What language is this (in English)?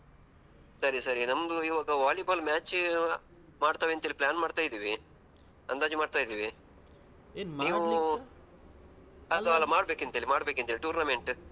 Kannada